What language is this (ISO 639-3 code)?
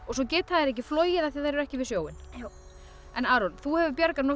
isl